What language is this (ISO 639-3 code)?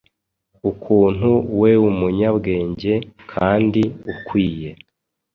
kin